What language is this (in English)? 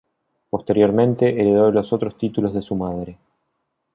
Spanish